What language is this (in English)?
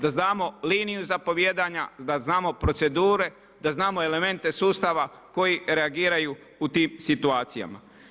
Croatian